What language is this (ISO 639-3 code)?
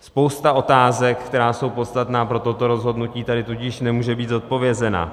ces